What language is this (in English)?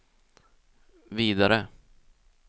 Swedish